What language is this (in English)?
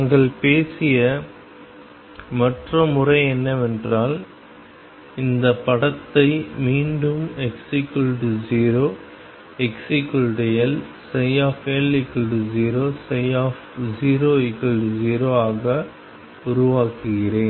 Tamil